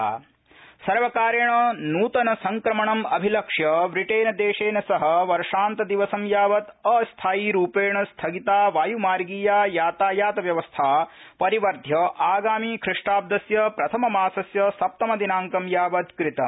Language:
Sanskrit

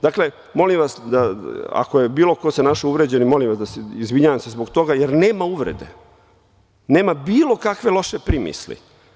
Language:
Serbian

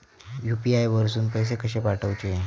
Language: Marathi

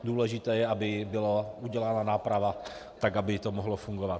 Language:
Czech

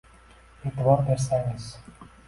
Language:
Uzbek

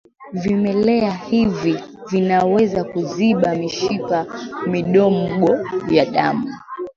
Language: Swahili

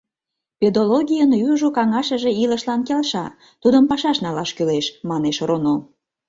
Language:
Mari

